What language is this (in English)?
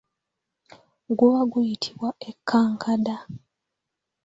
Ganda